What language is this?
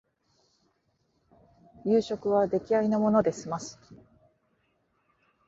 Japanese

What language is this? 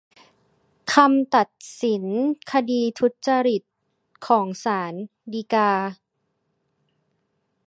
Thai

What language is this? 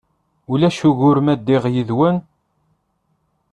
Kabyle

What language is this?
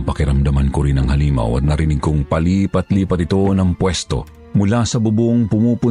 Filipino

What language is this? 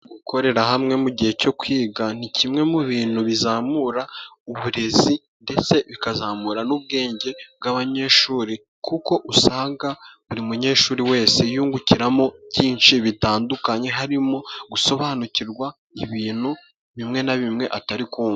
Kinyarwanda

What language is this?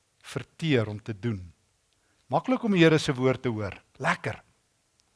Dutch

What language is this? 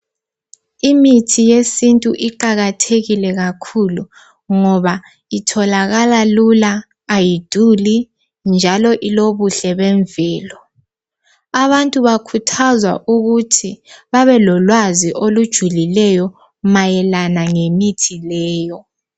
North Ndebele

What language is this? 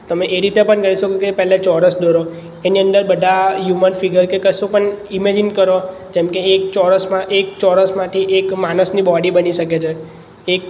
Gujarati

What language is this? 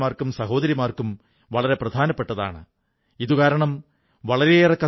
Malayalam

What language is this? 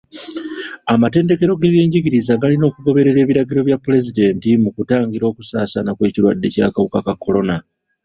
Ganda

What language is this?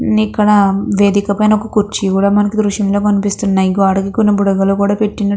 Telugu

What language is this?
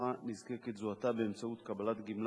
Hebrew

